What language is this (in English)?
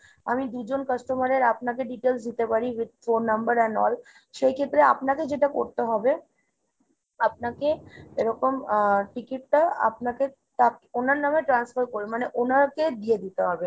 Bangla